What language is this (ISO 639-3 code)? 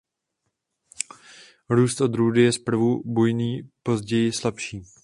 ces